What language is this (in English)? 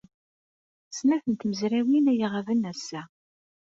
Kabyle